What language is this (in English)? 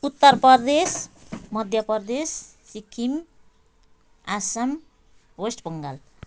Nepali